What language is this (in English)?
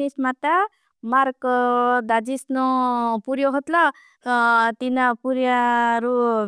Bhili